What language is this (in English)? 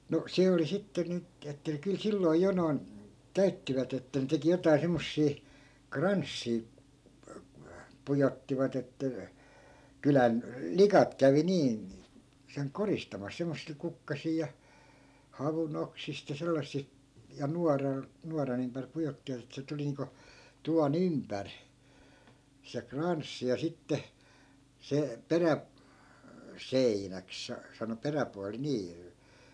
Finnish